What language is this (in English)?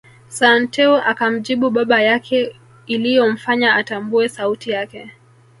Swahili